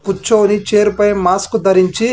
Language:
Telugu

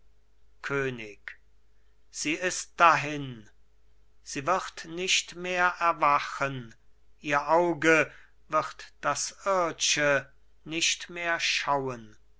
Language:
German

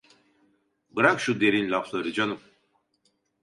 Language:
Turkish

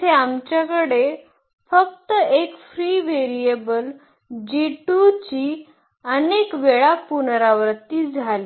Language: Marathi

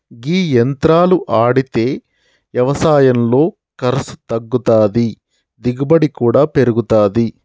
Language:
Telugu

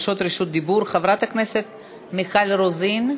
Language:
Hebrew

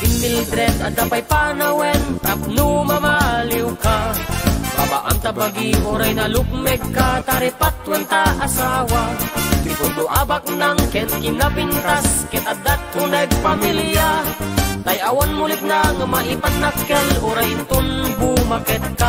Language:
Indonesian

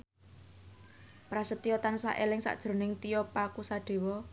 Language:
Javanese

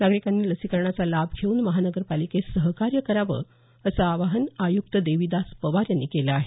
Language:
Marathi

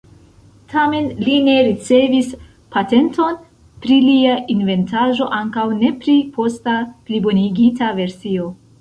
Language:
Esperanto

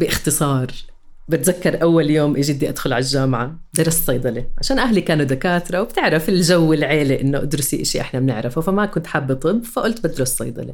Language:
Arabic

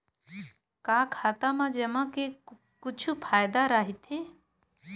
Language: Chhattisgarhi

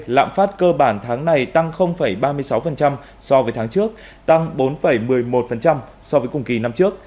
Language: Vietnamese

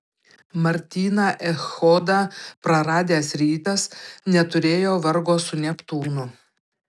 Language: Lithuanian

